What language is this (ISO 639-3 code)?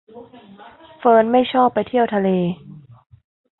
tha